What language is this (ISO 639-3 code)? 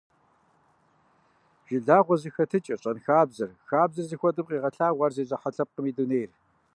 kbd